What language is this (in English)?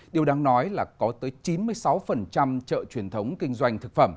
Vietnamese